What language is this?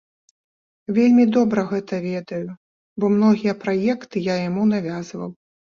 Belarusian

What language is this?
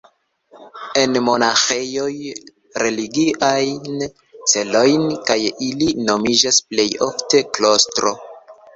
Esperanto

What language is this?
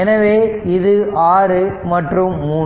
Tamil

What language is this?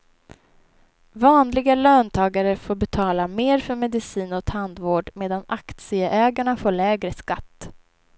Swedish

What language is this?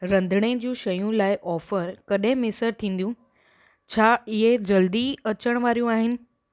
Sindhi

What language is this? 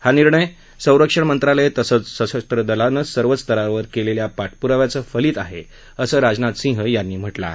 Marathi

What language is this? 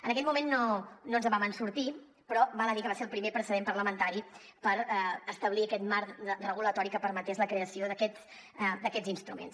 Catalan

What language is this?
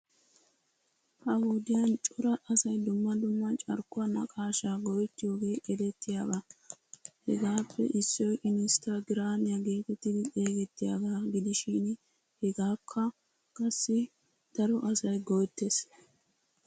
Wolaytta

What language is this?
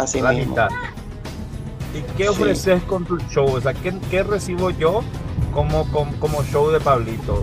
Spanish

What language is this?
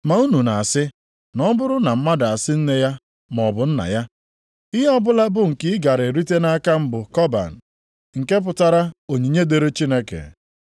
Igbo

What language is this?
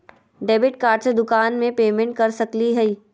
Magahi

